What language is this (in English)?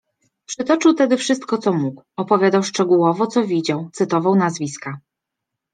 Polish